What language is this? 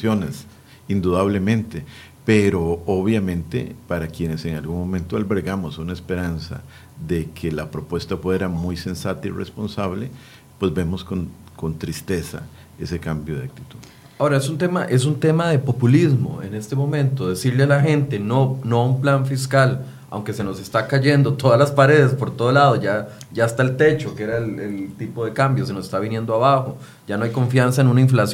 Spanish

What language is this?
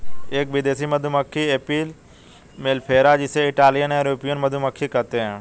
Hindi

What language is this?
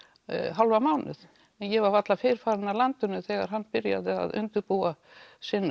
Icelandic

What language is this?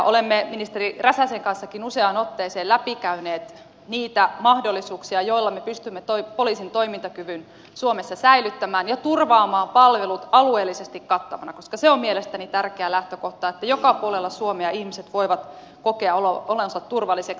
Finnish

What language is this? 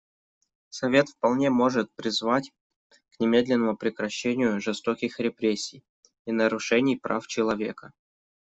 Russian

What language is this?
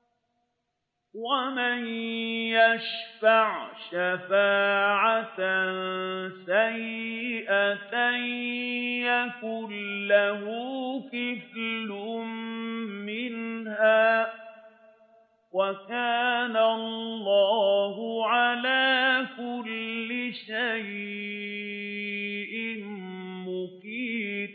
Arabic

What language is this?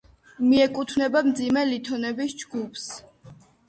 Georgian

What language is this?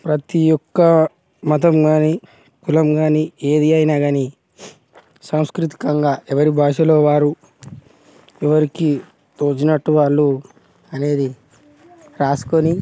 Telugu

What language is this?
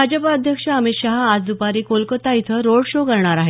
Marathi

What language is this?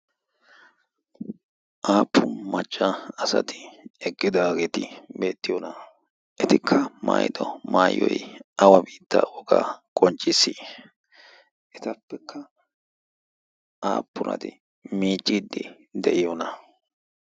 Wolaytta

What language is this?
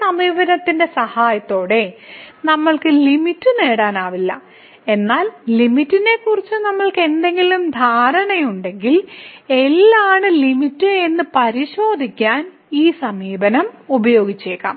Malayalam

